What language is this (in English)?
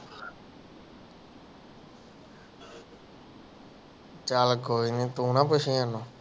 Punjabi